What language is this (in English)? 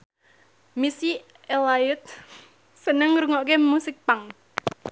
Javanese